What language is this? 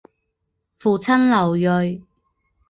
Chinese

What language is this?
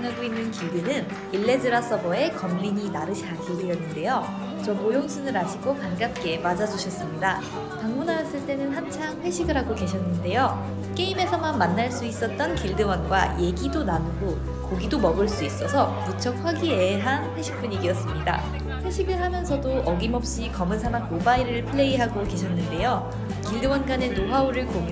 Korean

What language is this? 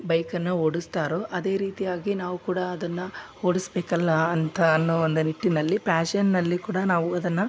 Kannada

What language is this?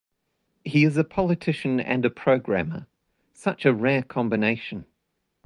English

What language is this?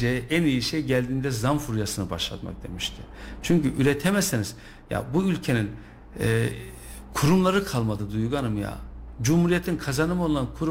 Turkish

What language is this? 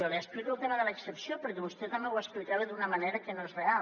Catalan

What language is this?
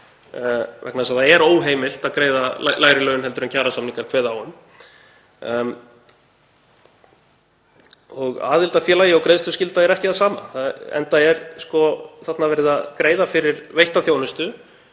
Icelandic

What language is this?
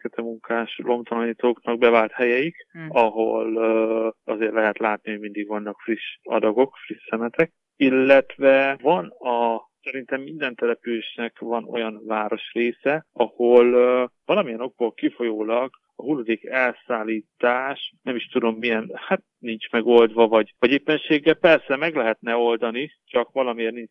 Hungarian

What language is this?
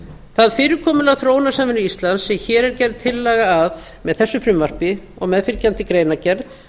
Icelandic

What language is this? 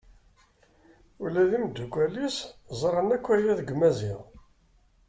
Kabyle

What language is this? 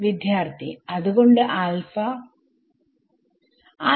Malayalam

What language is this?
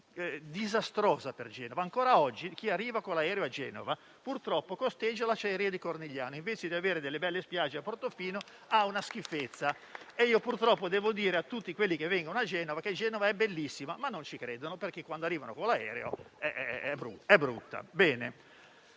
Italian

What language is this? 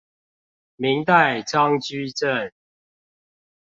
Chinese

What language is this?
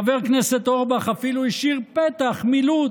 Hebrew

